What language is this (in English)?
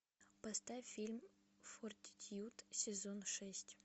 Russian